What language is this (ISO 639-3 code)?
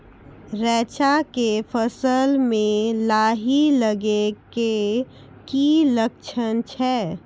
mai